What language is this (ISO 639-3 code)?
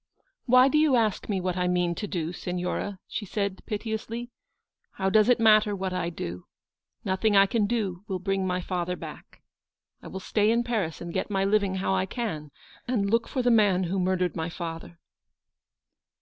eng